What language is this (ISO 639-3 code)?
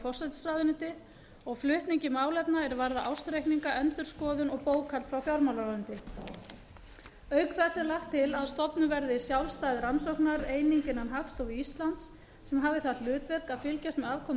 isl